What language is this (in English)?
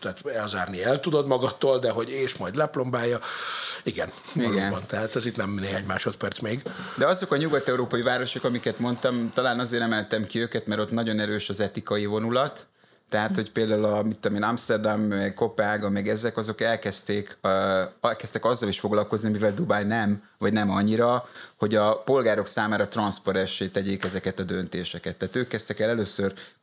Hungarian